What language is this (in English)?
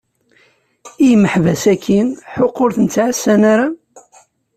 Kabyle